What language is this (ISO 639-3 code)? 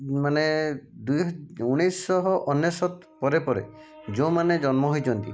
ori